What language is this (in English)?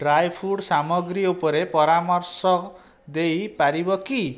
Odia